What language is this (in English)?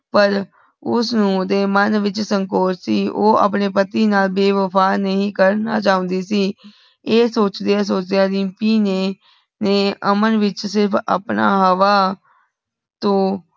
Punjabi